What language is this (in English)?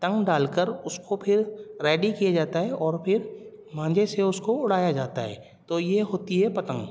Urdu